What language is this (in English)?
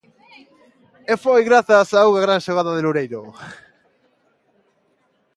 Galician